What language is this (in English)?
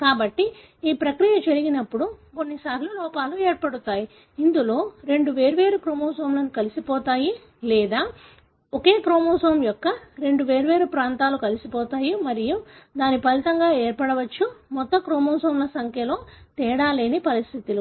Telugu